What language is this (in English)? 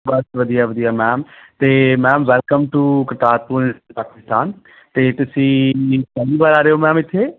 Punjabi